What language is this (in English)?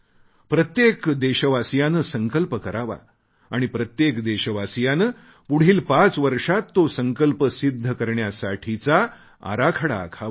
Marathi